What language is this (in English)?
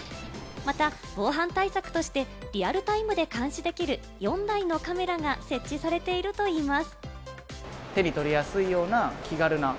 Japanese